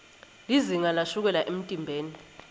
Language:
Swati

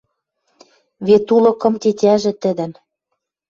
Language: Western Mari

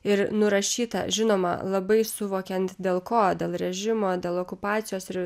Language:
Lithuanian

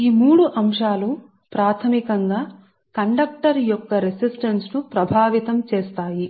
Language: Telugu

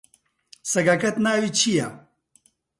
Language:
Central Kurdish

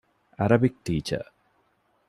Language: Divehi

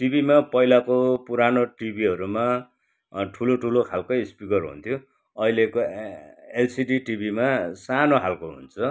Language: Nepali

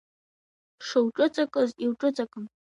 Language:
Abkhazian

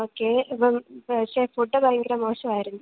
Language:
Malayalam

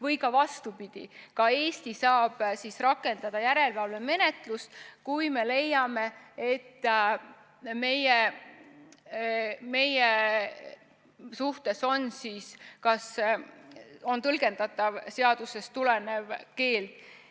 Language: Estonian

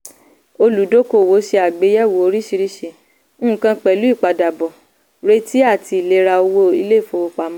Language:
Yoruba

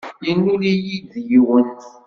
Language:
Kabyle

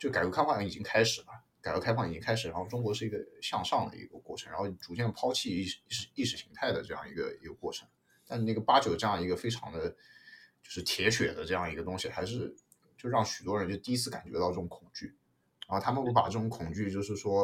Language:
Chinese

